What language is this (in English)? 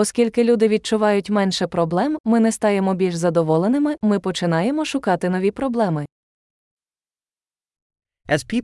Ukrainian